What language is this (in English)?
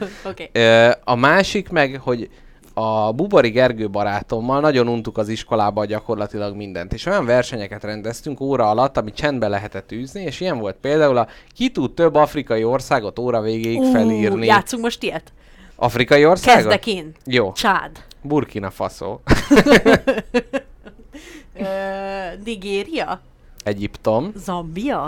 Hungarian